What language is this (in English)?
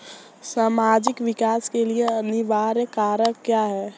Hindi